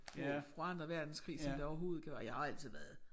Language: Danish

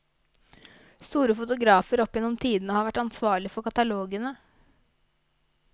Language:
Norwegian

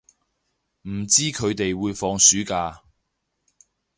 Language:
Cantonese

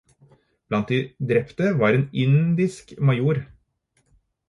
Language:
Norwegian Bokmål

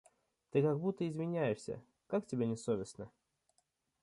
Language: Russian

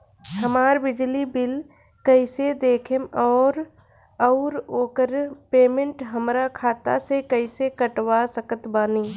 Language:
Bhojpuri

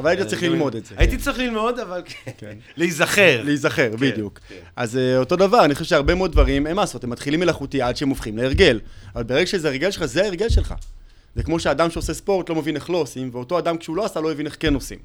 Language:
Hebrew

